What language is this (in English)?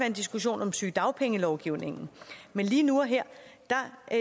Danish